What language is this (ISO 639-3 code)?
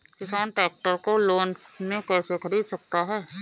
hin